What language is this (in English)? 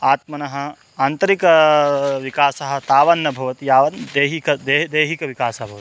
Sanskrit